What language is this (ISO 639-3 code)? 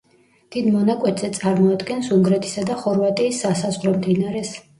kat